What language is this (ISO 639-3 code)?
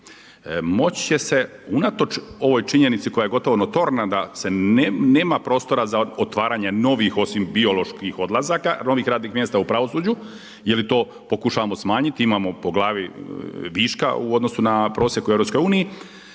hrv